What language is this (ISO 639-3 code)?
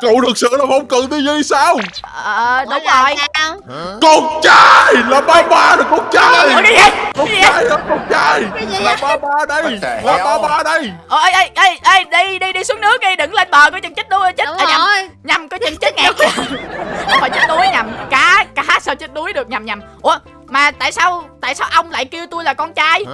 vie